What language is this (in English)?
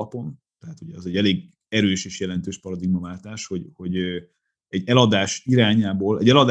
Hungarian